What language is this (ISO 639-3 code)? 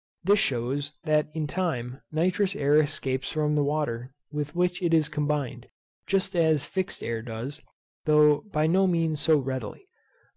eng